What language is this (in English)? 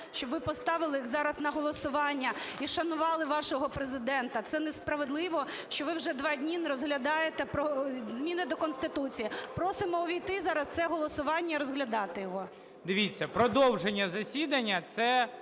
Ukrainian